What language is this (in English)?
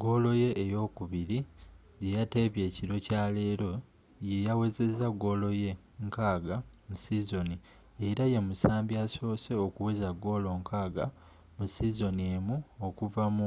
Ganda